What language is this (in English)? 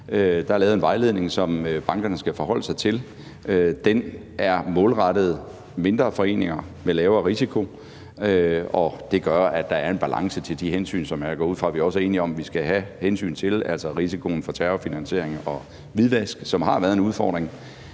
Danish